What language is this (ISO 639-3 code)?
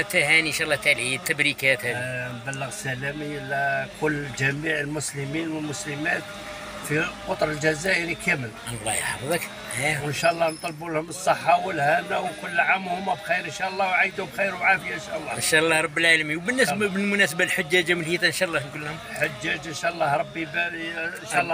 ara